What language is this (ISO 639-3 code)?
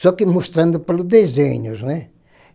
por